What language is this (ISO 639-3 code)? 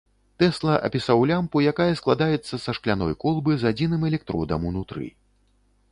bel